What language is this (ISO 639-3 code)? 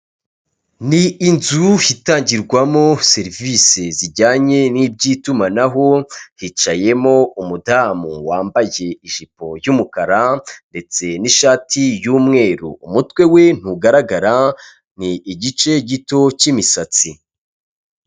kin